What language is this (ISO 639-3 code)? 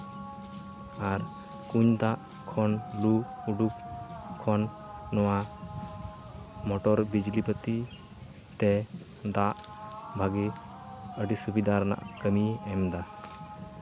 sat